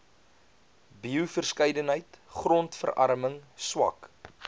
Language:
Afrikaans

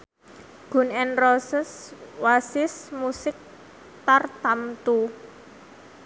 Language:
Javanese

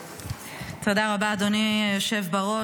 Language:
Hebrew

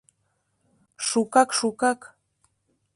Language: Mari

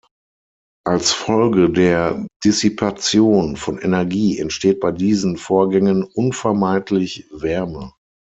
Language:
German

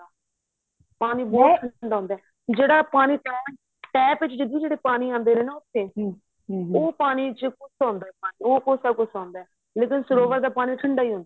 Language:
Punjabi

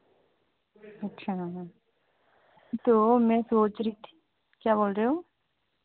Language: Hindi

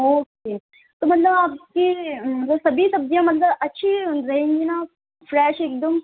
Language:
Urdu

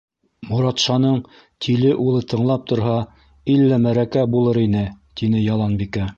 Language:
Bashkir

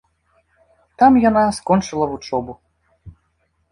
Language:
Belarusian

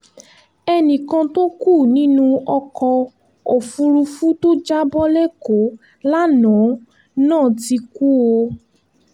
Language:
Yoruba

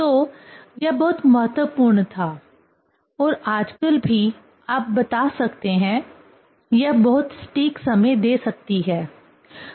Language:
Hindi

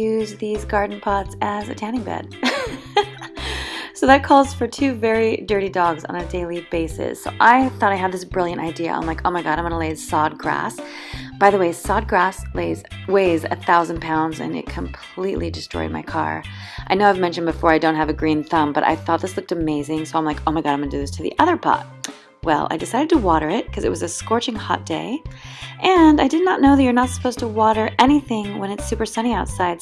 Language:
English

